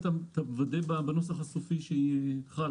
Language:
Hebrew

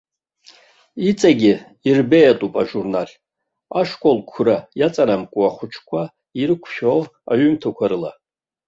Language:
Abkhazian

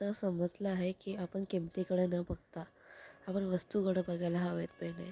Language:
Marathi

